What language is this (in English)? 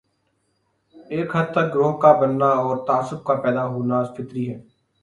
Urdu